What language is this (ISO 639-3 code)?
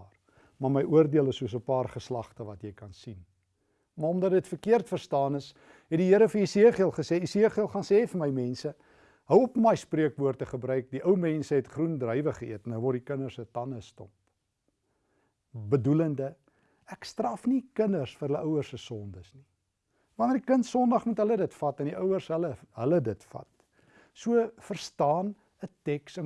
nld